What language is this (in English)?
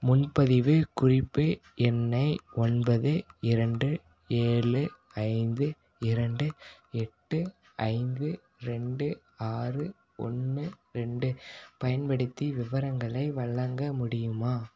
Tamil